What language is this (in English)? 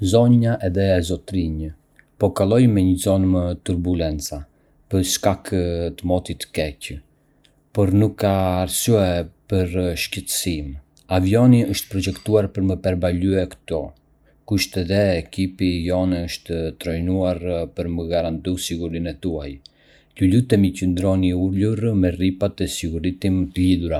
Arbëreshë Albanian